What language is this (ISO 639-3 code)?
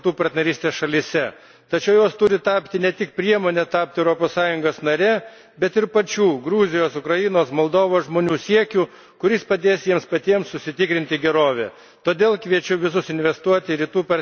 lit